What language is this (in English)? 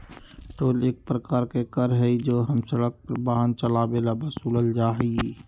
Magahi